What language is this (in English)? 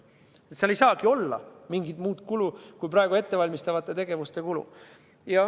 Estonian